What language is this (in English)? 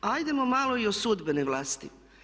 Croatian